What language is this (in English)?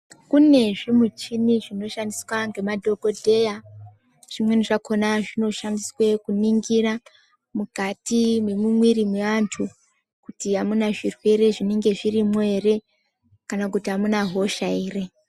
Ndau